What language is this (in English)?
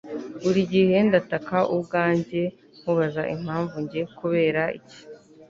Kinyarwanda